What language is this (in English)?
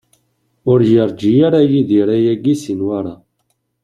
Kabyle